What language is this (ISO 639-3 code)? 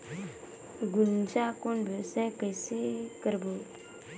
hne